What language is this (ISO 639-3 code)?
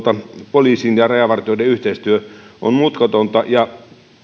fin